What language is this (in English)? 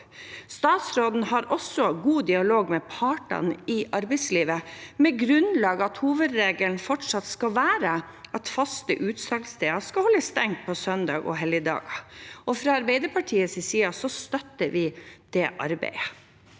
Norwegian